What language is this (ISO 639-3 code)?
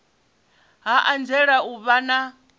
ven